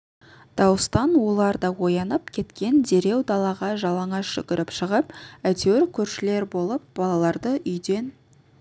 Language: Kazakh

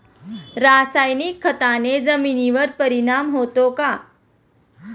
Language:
Marathi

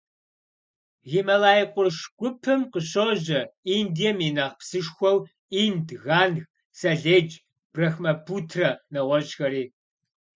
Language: Kabardian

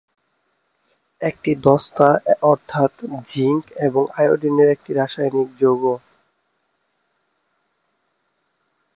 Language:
Bangla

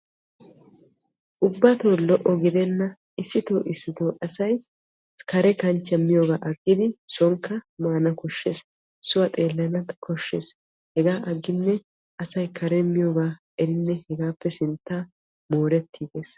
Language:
Wolaytta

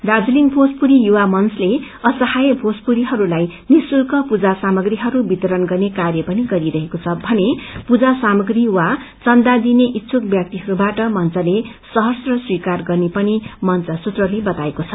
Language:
Nepali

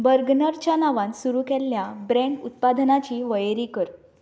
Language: Konkani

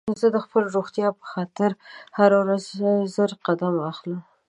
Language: Pashto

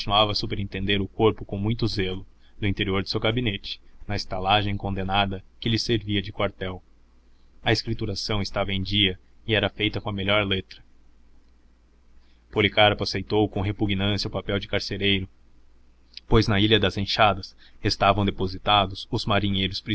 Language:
Portuguese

